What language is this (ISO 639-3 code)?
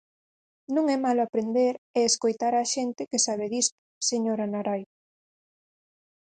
glg